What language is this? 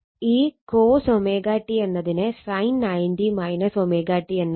Malayalam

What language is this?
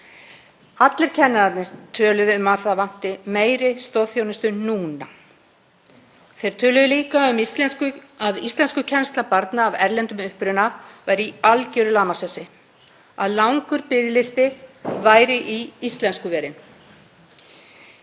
Icelandic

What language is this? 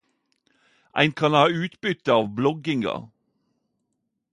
Norwegian Nynorsk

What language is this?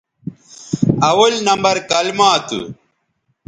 Bateri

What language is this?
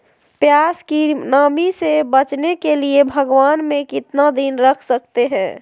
Magahi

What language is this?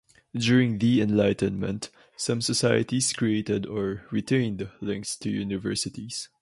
English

